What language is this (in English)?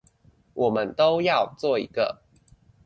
Chinese